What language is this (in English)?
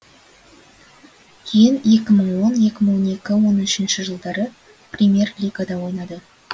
Kazakh